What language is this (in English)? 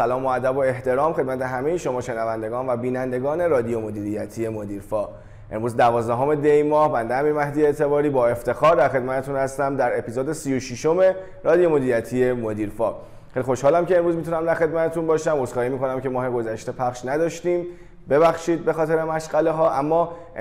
Persian